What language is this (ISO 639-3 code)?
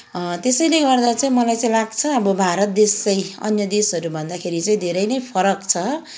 nep